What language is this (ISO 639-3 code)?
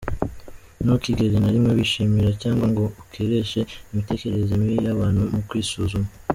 kin